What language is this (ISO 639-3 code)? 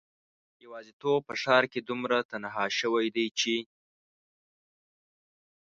pus